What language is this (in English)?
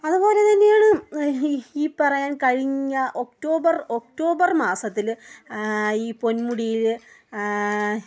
Malayalam